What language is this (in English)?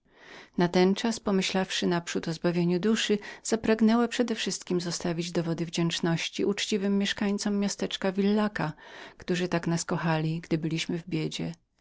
Polish